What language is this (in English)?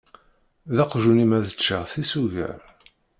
Kabyle